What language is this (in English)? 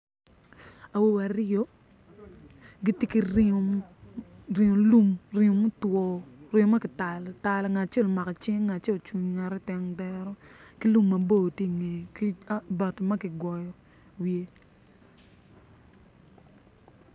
Acoli